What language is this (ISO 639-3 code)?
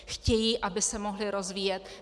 ces